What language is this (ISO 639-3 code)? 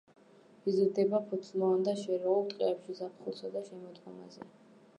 kat